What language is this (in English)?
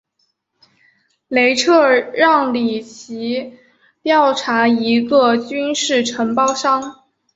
Chinese